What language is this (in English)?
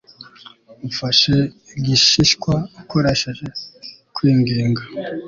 Kinyarwanda